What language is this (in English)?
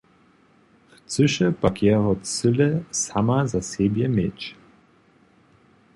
Upper Sorbian